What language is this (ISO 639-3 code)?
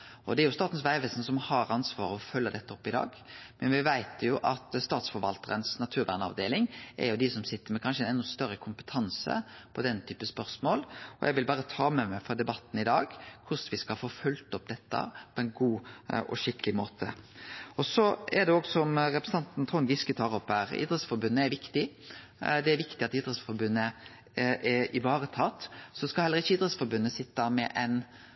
nno